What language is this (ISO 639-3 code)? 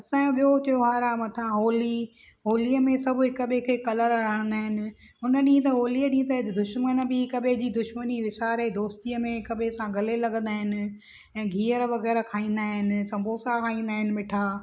snd